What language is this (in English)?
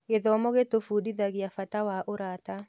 Kikuyu